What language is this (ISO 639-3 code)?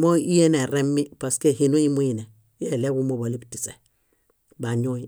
bda